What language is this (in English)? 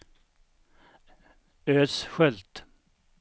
Swedish